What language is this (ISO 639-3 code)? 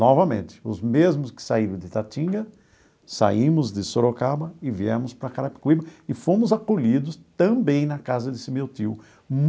por